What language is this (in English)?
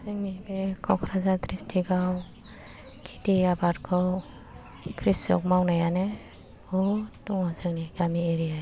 Bodo